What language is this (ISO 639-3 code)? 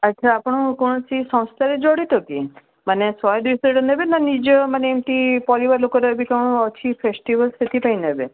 ori